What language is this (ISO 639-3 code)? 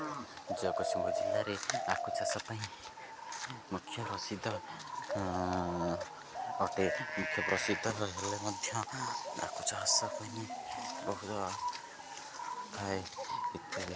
ori